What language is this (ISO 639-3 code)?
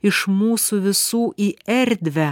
lit